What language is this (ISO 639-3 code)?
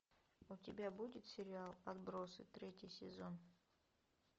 rus